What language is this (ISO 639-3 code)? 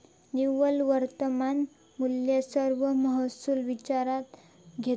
mar